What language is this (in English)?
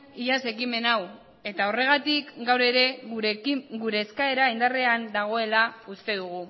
Basque